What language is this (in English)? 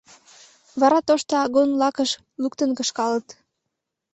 Mari